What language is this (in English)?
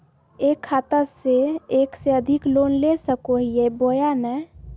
Magahi